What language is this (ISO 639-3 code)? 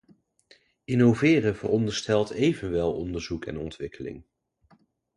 nld